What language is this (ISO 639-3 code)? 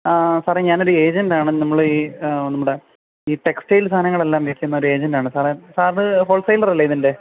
mal